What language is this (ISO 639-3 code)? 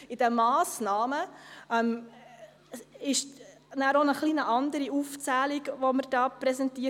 gsw